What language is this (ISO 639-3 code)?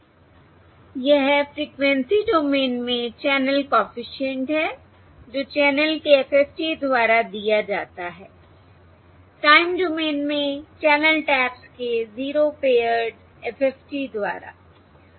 hin